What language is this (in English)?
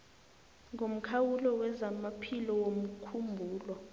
South Ndebele